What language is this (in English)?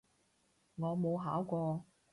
Cantonese